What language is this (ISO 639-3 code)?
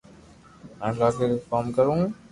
lrk